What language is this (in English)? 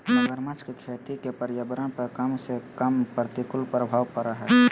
Magahi